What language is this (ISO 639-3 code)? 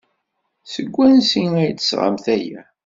kab